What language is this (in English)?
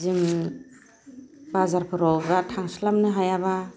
Bodo